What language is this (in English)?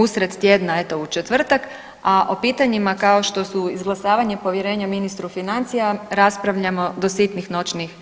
Croatian